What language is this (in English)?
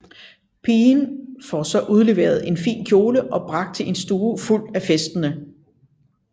Danish